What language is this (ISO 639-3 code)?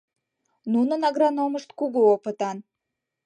chm